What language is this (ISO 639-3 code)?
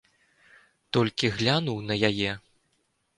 bel